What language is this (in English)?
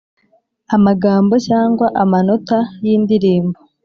Kinyarwanda